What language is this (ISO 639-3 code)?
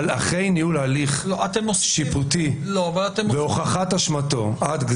heb